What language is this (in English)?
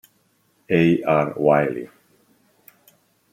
Italian